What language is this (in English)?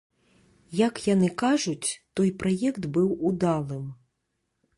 Belarusian